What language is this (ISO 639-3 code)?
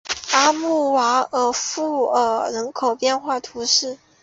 zho